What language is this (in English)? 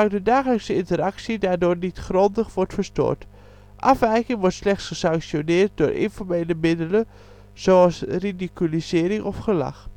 Dutch